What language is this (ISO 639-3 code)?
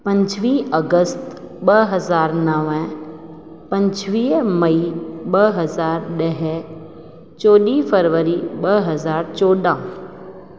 snd